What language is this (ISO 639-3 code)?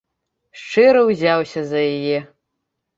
bel